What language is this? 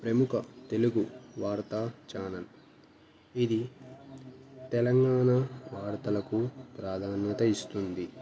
Telugu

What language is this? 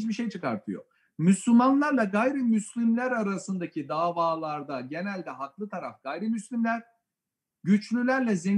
Turkish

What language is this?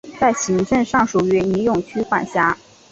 Chinese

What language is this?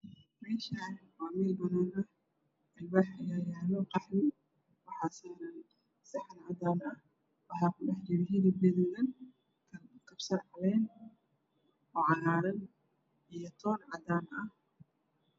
Somali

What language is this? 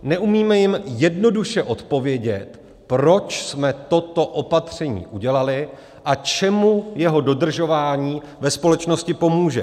Czech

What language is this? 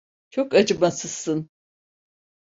Turkish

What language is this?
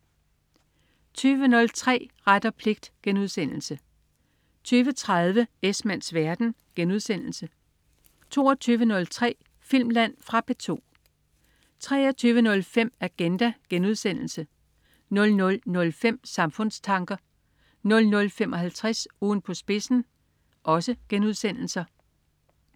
Danish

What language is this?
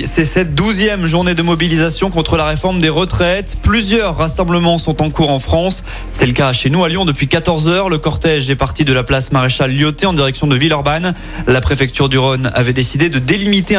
French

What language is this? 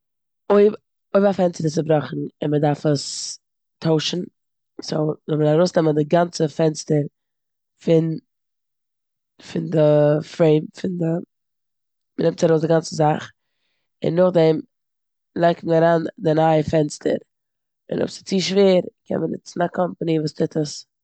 Yiddish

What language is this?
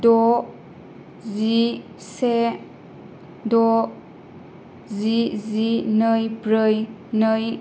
Bodo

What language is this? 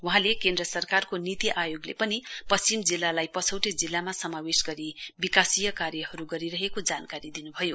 Nepali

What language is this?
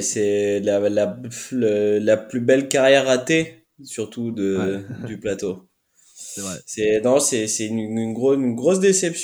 French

